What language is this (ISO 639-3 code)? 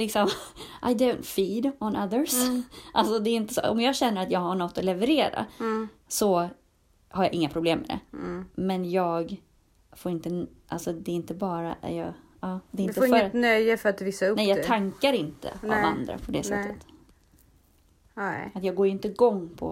swe